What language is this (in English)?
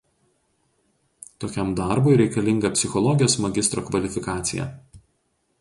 Lithuanian